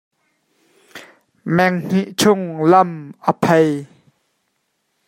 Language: Hakha Chin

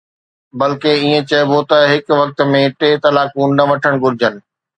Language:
Sindhi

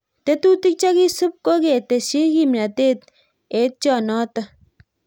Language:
Kalenjin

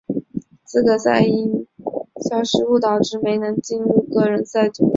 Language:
Chinese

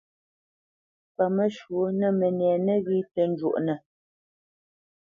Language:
Bamenyam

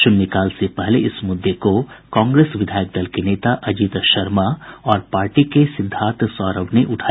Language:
Hindi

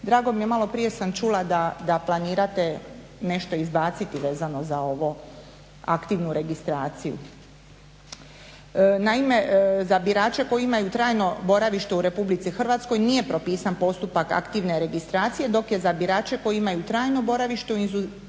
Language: Croatian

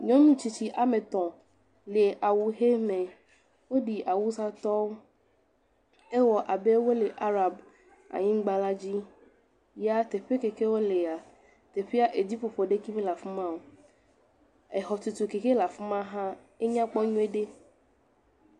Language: Ewe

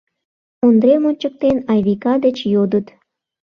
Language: Mari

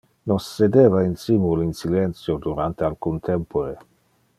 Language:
Interlingua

